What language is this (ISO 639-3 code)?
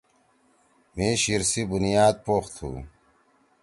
trw